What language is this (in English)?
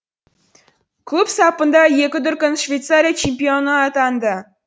Kazakh